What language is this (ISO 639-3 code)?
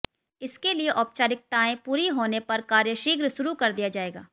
hin